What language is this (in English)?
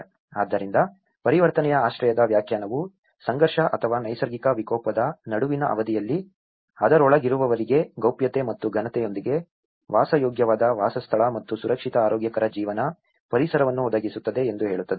Kannada